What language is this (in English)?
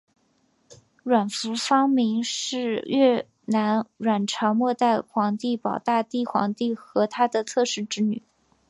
Chinese